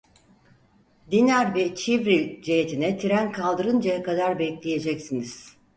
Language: Turkish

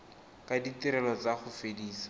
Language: Tswana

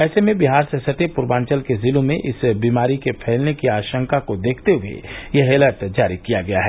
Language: Hindi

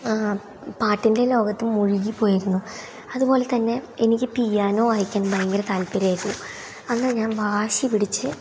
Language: Malayalam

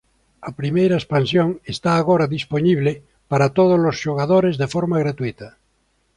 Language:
Galician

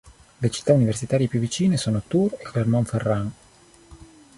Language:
Italian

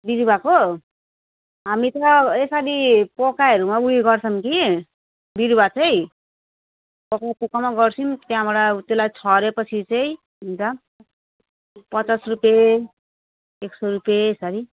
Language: Nepali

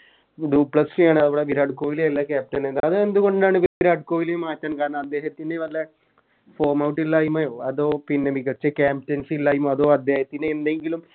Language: Malayalam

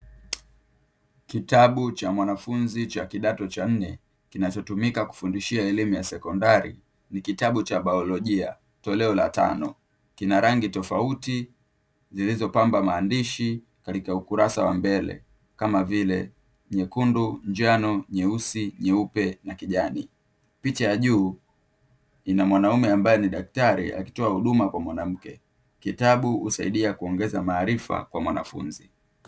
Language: Swahili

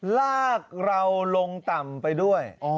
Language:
Thai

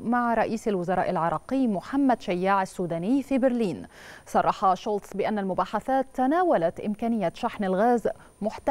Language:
Arabic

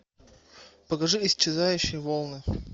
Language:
Russian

